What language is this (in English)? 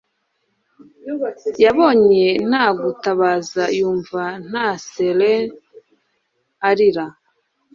Kinyarwanda